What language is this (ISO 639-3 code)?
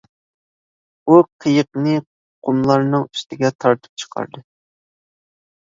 uig